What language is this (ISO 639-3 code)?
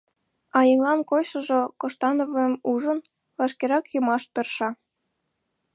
chm